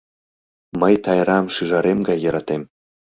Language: Mari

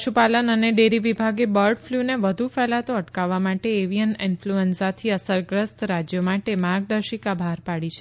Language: Gujarati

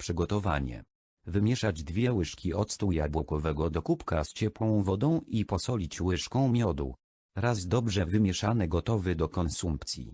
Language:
Polish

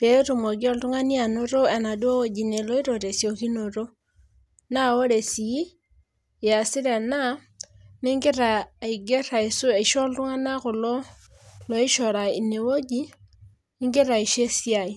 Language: Masai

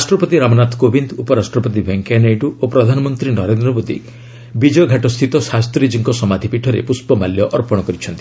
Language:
Odia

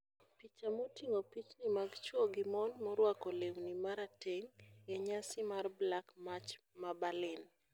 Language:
Luo (Kenya and Tanzania)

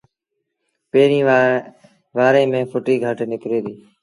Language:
Sindhi Bhil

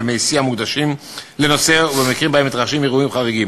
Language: Hebrew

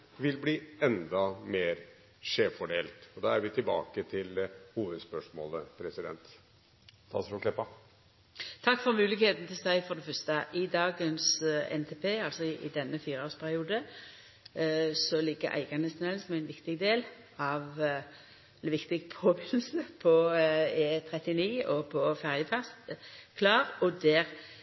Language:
Norwegian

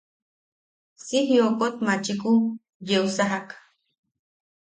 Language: Yaqui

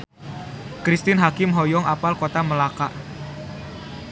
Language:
Sundanese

